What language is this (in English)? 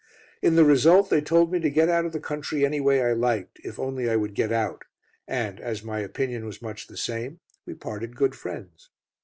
English